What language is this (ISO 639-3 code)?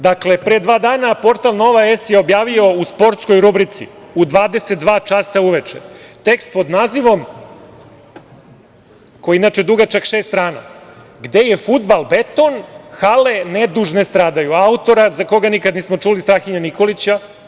srp